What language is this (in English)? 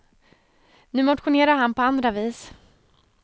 Swedish